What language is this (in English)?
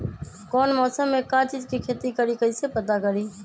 Magahi